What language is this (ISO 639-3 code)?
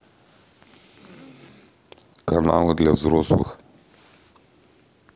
rus